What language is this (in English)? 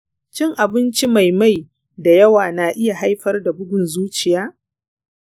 Hausa